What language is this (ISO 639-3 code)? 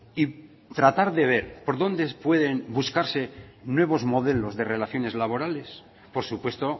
spa